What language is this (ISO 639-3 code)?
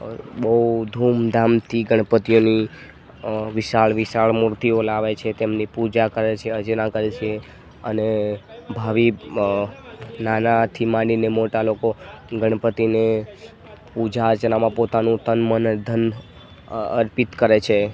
guj